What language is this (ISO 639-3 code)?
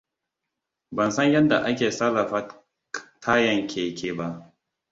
hau